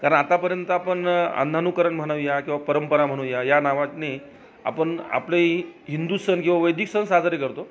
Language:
Marathi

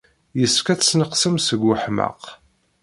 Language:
Kabyle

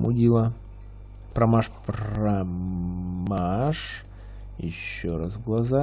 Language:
Russian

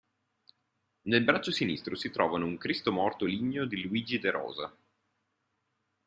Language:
Italian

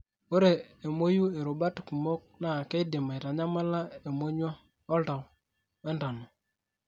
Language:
Masai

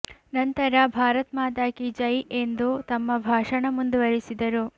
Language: Kannada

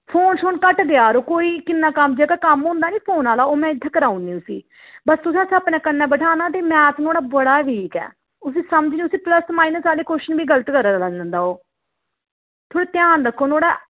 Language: Dogri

